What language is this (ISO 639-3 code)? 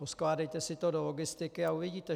ces